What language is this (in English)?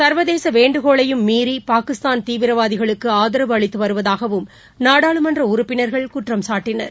Tamil